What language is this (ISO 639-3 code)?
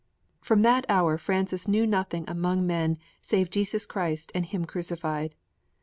eng